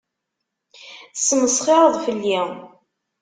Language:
Kabyle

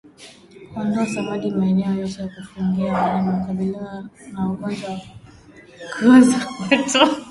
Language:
Swahili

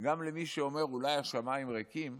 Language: Hebrew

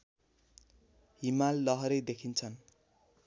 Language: Nepali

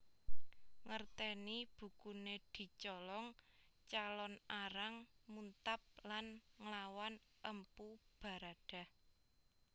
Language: Javanese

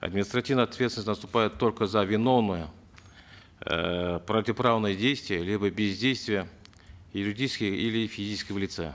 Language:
Kazakh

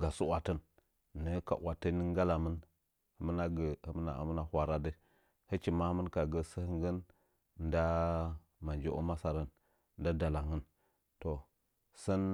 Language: Nzanyi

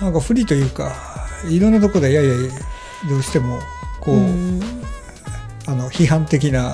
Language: Japanese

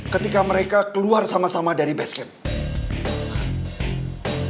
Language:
Indonesian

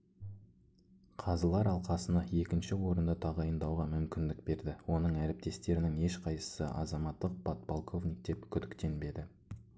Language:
Kazakh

